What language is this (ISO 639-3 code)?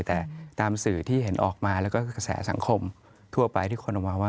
tha